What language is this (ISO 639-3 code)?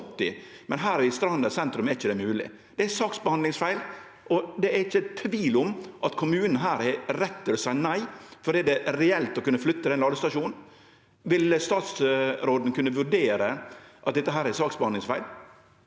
nor